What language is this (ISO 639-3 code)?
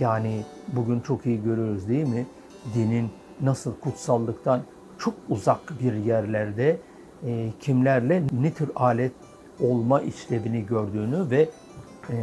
tur